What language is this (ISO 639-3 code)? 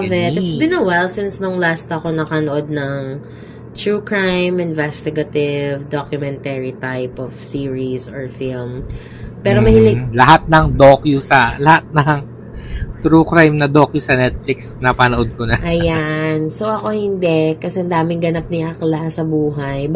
fil